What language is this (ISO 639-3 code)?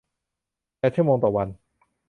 tha